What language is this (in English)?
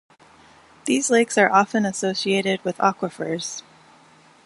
English